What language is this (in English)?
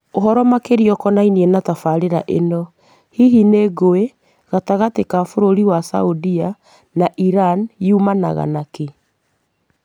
Kikuyu